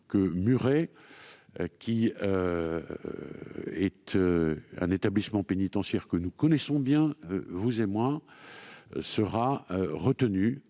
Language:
French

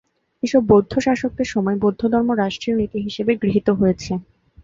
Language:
Bangla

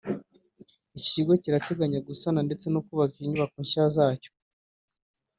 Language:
Kinyarwanda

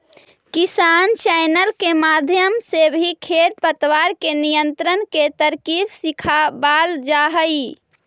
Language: Magahi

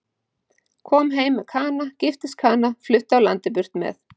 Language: Icelandic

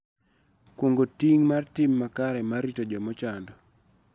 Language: Luo (Kenya and Tanzania)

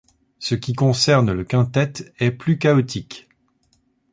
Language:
French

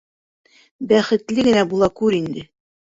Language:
Bashkir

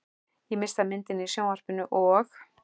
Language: Icelandic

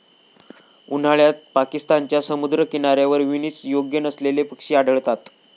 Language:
Marathi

